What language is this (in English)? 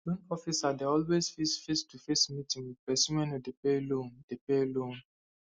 Nigerian Pidgin